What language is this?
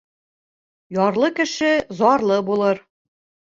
Bashkir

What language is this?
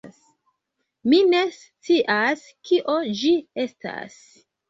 Esperanto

